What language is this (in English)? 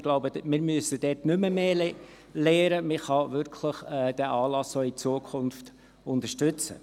Swiss German